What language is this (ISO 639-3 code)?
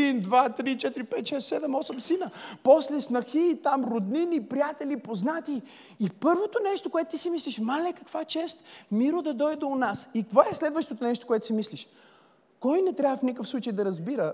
bul